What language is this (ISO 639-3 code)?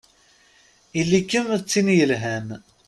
kab